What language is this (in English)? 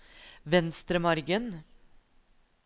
Norwegian